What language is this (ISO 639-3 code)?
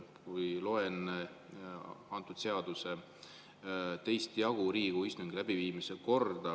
est